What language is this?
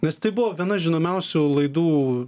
Lithuanian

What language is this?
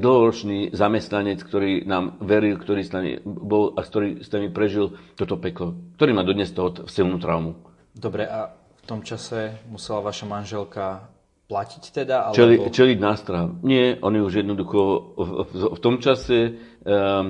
Slovak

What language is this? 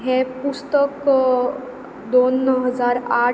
Konkani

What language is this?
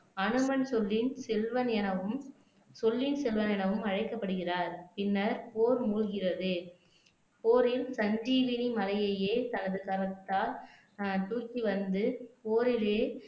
Tamil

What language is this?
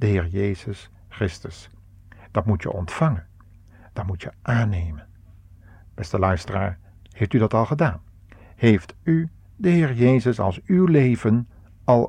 Dutch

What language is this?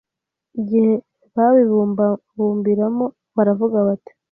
Kinyarwanda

